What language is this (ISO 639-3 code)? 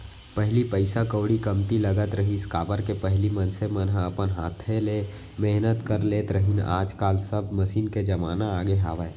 hne